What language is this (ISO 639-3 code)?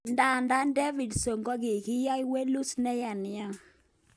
kln